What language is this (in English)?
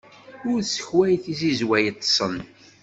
Kabyle